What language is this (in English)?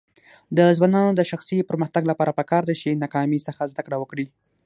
Pashto